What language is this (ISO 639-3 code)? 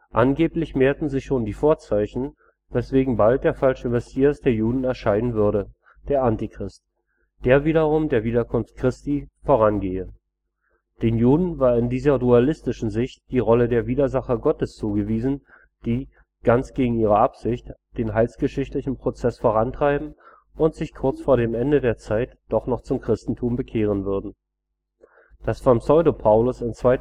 deu